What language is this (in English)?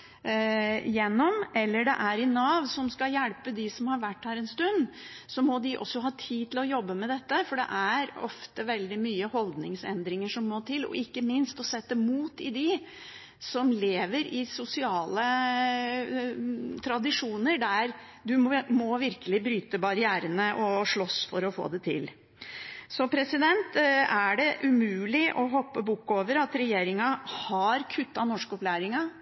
Norwegian Bokmål